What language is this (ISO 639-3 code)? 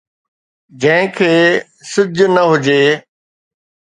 snd